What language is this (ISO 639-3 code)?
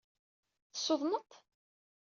kab